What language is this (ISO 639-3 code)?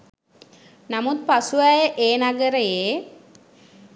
sin